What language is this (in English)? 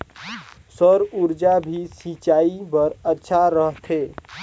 Chhattisgarhi